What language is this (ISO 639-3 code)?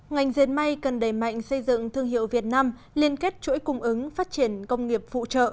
vie